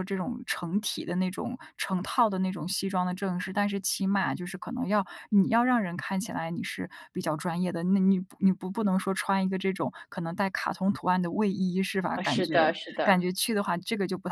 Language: Chinese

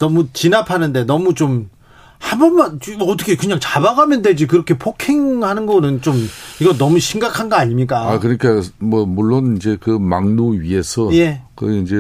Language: Korean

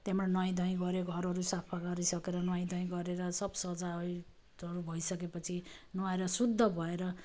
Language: Nepali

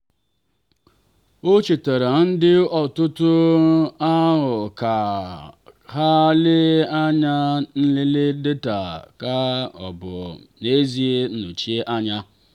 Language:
Igbo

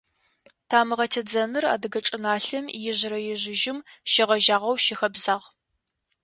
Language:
Adyghe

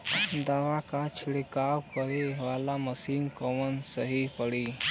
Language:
Bhojpuri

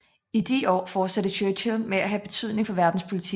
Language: Danish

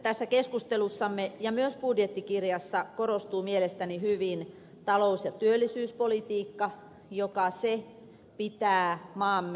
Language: Finnish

